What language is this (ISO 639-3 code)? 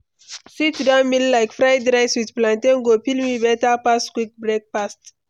pcm